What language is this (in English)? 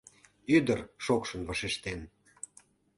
Mari